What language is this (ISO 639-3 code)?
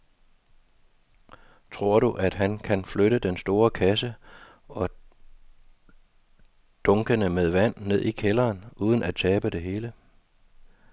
dan